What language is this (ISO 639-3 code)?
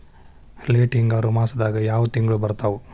kan